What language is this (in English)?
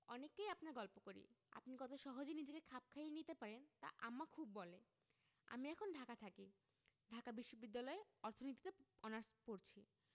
Bangla